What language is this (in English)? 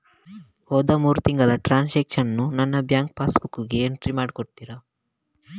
Kannada